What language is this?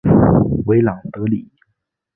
Chinese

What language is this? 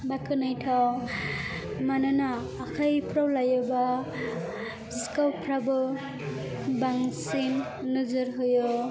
Bodo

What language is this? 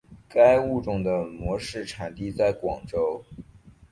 Chinese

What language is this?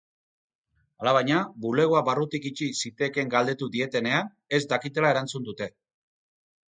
Basque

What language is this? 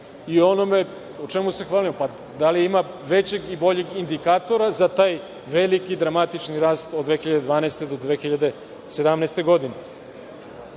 Serbian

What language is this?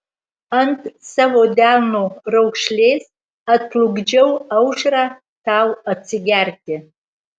Lithuanian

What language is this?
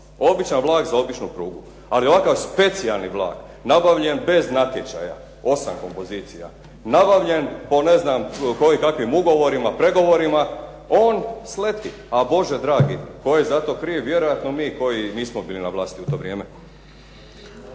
Croatian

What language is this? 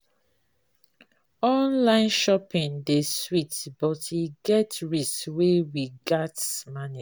Nigerian Pidgin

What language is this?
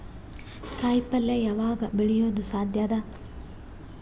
Kannada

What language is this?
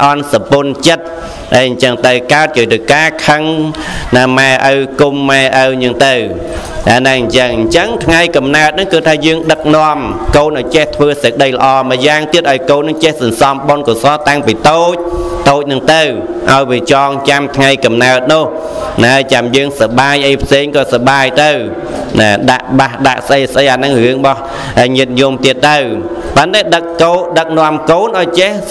Vietnamese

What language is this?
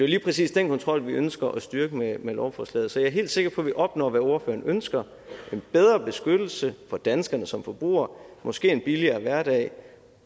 Danish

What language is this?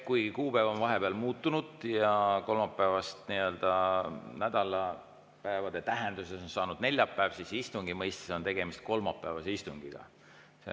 Estonian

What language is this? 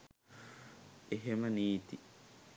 Sinhala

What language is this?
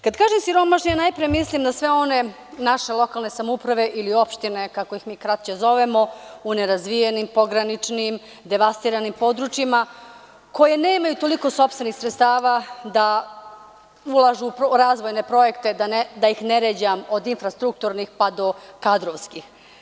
Serbian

